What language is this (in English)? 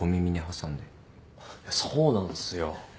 Japanese